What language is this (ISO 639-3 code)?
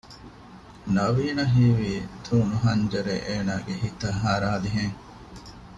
div